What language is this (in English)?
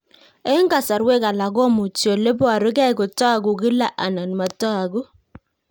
Kalenjin